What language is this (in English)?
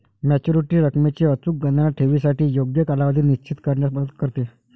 Marathi